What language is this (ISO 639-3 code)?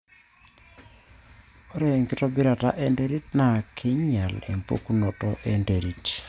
mas